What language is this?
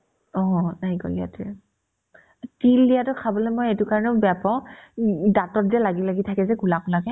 Assamese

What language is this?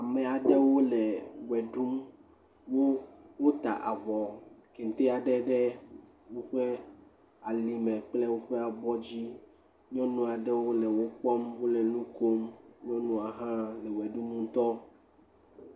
Ewe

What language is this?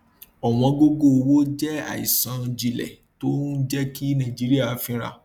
Yoruba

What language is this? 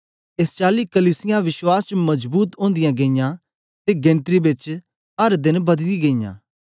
Dogri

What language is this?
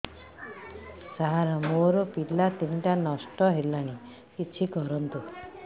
Odia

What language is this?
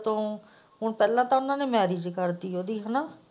Punjabi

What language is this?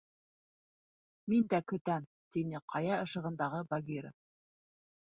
Bashkir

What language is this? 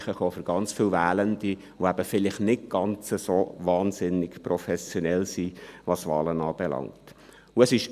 Swiss German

